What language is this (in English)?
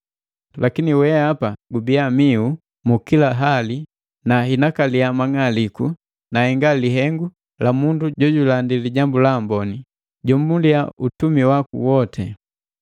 Matengo